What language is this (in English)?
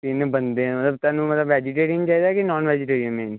Punjabi